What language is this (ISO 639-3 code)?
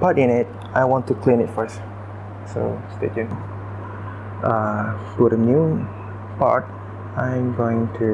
eng